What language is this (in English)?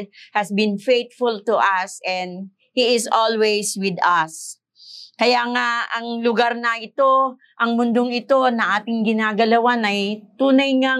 Filipino